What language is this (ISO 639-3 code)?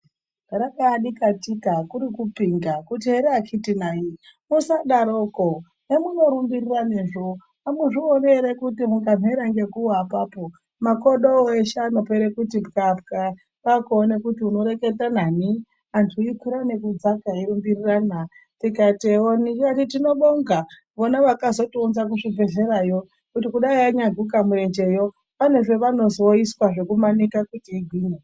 ndc